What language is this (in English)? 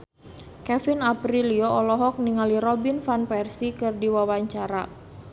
Sundanese